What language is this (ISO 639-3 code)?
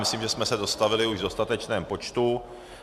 ces